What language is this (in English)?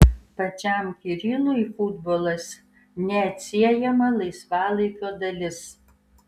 Lithuanian